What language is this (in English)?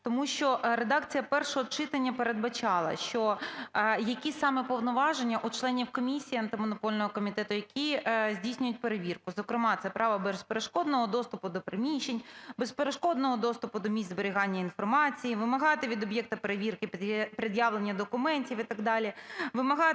Ukrainian